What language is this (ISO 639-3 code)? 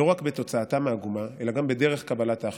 heb